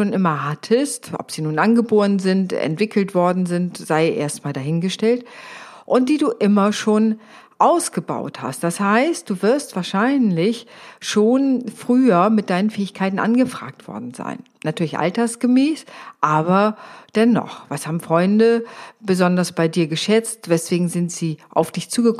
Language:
German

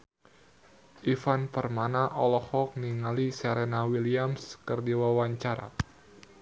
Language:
Sundanese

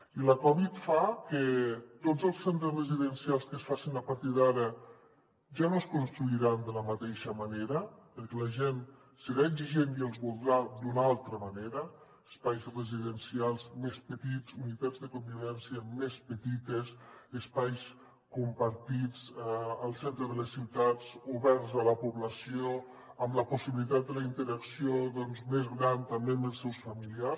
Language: Catalan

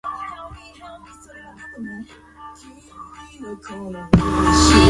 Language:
Chinese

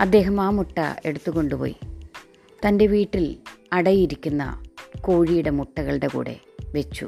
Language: Malayalam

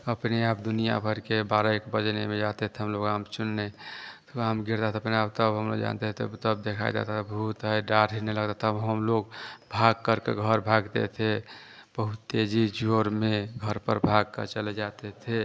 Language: Hindi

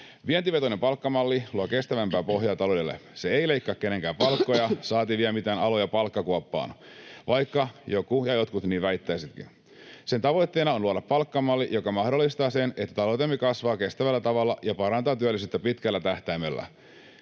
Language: Finnish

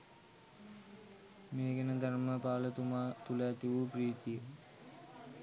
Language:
Sinhala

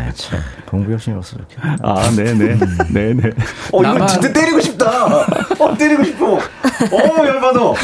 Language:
Korean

